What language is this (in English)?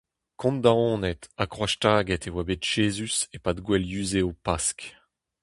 Breton